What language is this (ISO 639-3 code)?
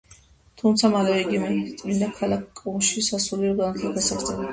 kat